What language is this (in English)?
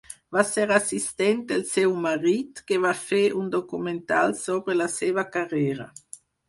Catalan